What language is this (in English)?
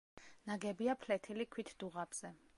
Georgian